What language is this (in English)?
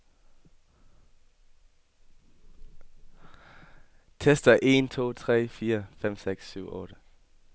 Danish